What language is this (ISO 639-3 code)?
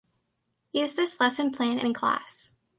eng